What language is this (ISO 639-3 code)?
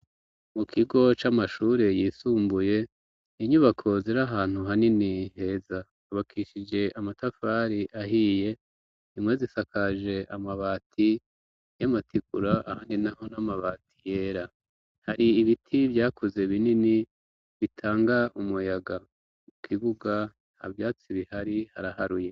run